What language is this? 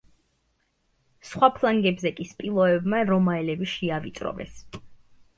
Georgian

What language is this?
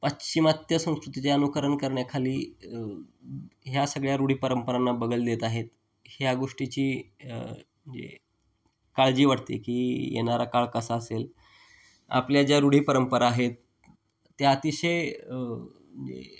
Marathi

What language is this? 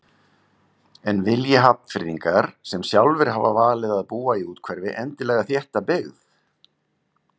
Icelandic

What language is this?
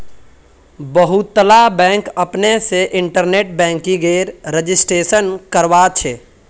Magahi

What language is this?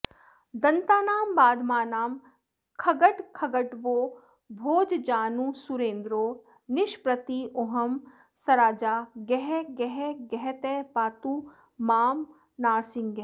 Sanskrit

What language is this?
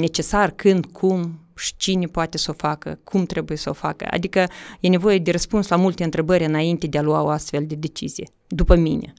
Romanian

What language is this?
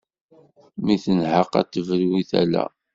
Kabyle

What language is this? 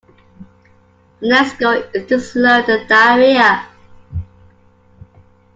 English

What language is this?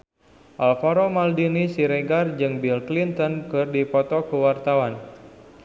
Sundanese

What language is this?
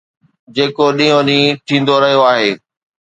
Sindhi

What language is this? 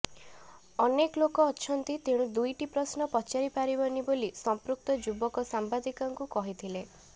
Odia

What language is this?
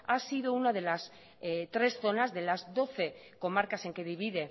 Spanish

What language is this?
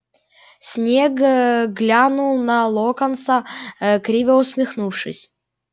Russian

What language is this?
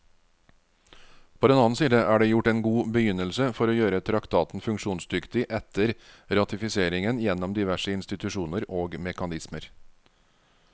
Norwegian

